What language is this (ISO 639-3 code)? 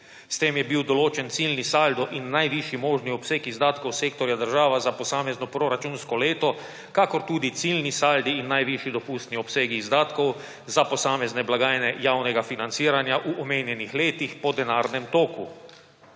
slv